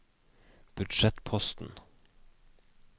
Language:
Norwegian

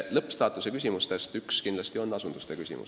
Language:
Estonian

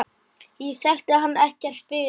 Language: Icelandic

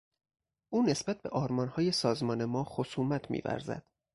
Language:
Persian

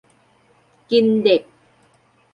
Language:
Thai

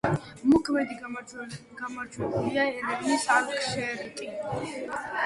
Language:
Georgian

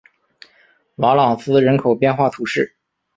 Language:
Chinese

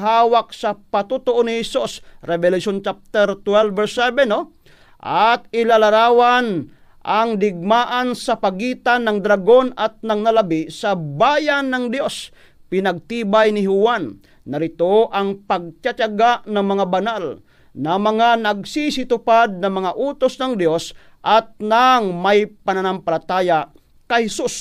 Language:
Filipino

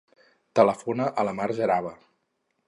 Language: Catalan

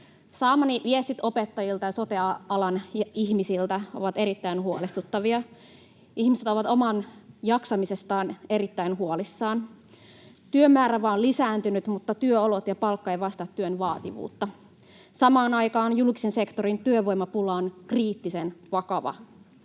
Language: Finnish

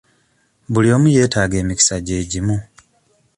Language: Ganda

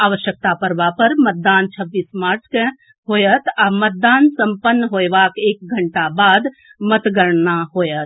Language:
Maithili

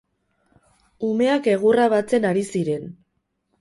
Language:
Basque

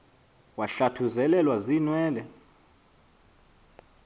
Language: Xhosa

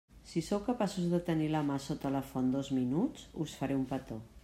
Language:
Catalan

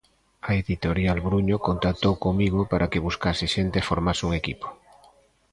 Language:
Galician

